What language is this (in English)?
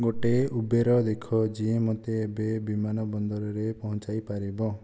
Odia